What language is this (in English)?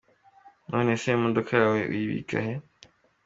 Kinyarwanda